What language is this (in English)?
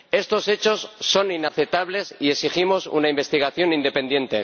Spanish